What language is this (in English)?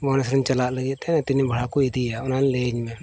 Santali